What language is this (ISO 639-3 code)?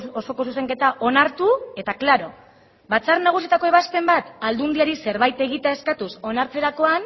eus